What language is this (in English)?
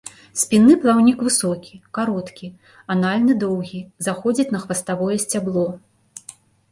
Belarusian